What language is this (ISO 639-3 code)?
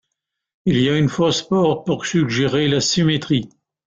fra